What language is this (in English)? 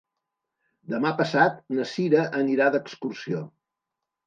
Catalan